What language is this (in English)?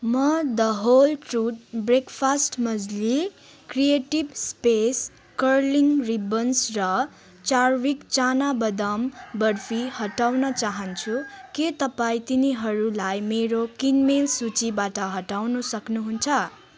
Nepali